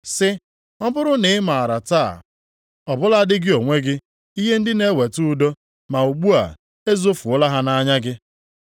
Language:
Igbo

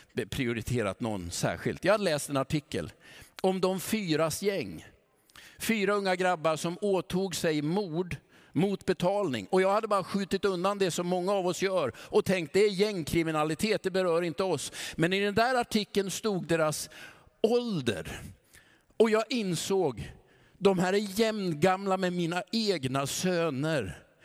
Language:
Swedish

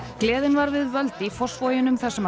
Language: Icelandic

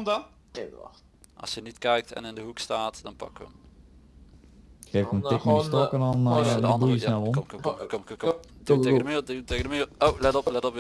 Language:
Dutch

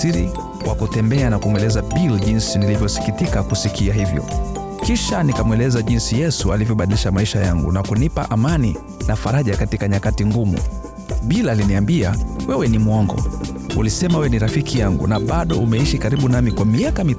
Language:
Swahili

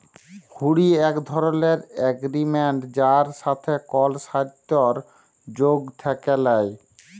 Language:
Bangla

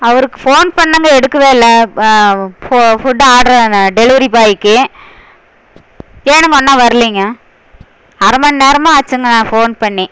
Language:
Tamil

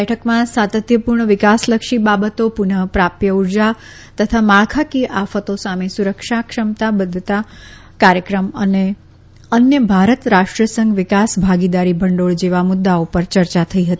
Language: Gujarati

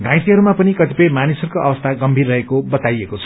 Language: Nepali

